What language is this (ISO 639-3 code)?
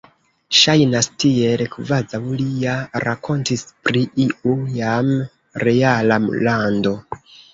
epo